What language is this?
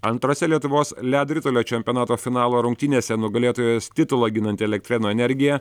Lithuanian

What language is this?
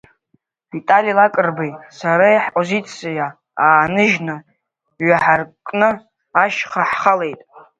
Abkhazian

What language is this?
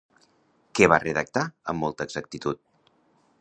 Catalan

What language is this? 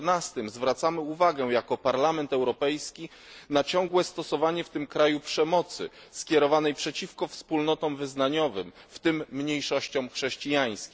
Polish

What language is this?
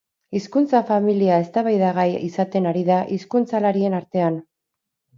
Basque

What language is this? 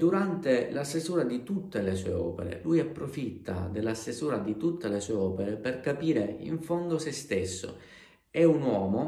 Italian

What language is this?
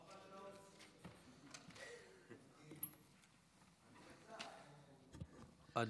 Hebrew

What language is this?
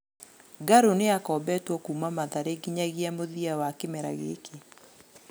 Kikuyu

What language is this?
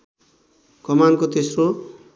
Nepali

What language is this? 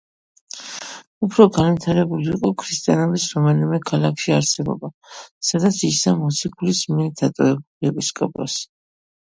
Georgian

